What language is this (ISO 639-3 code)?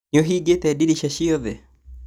kik